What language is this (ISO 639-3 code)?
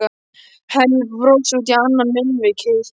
isl